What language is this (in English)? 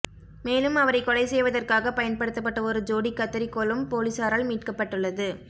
Tamil